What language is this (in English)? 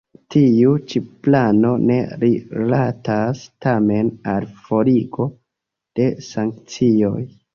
Esperanto